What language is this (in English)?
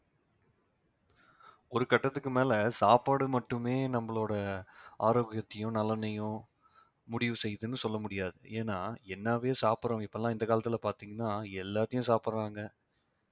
Tamil